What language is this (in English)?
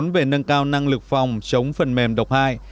Vietnamese